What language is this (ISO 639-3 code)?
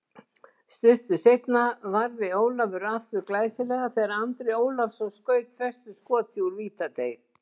isl